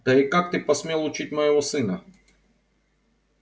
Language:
Russian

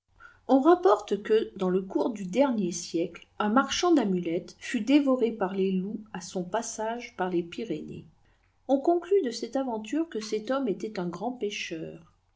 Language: French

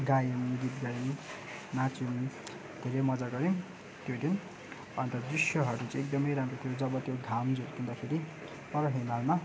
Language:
Nepali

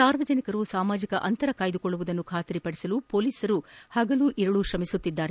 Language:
Kannada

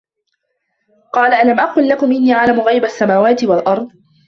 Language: Arabic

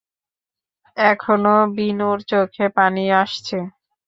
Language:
Bangla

